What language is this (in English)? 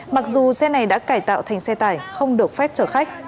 Vietnamese